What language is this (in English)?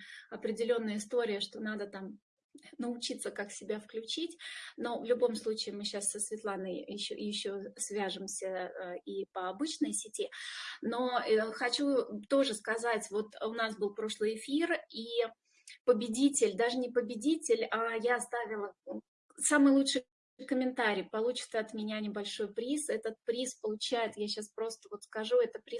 Russian